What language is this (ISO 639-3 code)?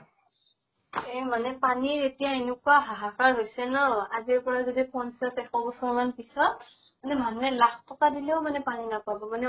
asm